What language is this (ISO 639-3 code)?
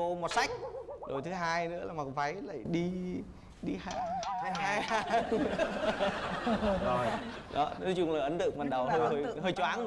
vie